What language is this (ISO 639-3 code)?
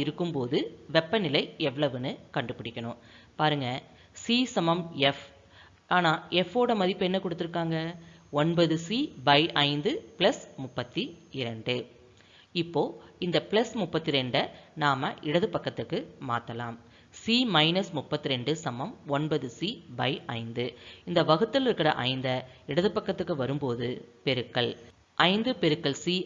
tam